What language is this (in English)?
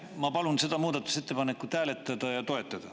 Estonian